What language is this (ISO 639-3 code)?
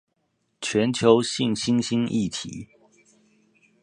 zho